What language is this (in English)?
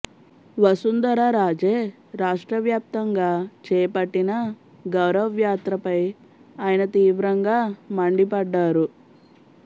Telugu